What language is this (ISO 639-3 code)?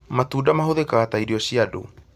kik